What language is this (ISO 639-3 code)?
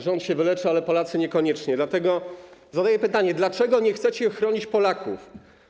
pol